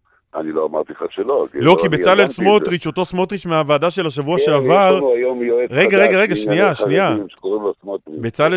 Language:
Hebrew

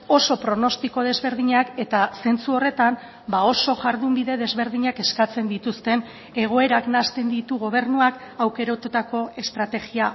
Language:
Basque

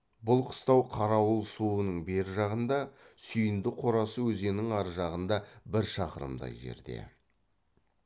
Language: Kazakh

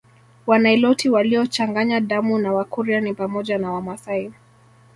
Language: Swahili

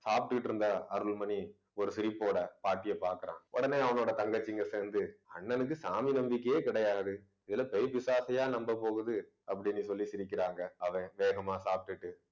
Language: Tamil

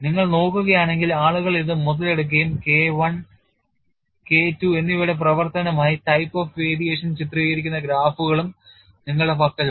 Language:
Malayalam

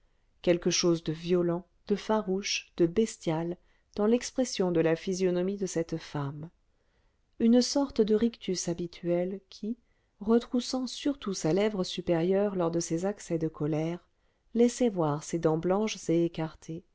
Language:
French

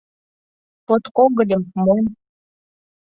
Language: Mari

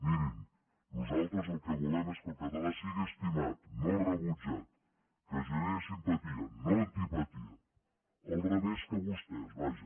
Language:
Catalan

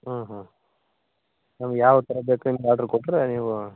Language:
Kannada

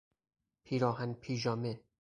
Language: Persian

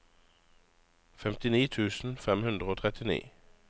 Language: Norwegian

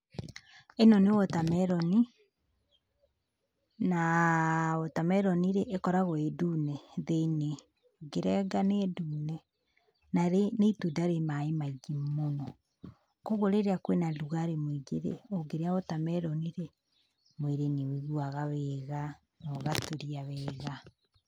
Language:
Kikuyu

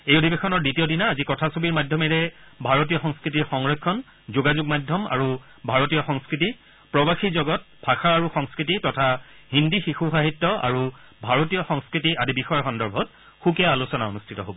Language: Assamese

